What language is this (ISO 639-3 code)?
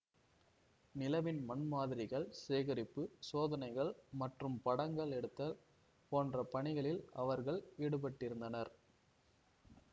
tam